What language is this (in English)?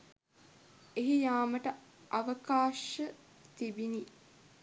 Sinhala